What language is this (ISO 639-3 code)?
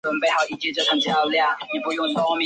zho